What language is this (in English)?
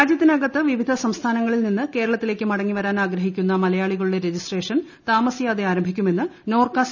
Malayalam